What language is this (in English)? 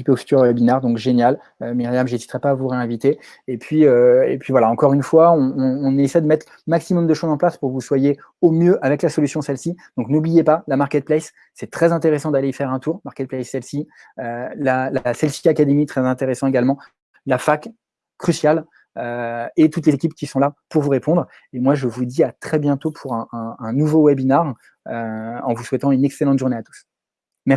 French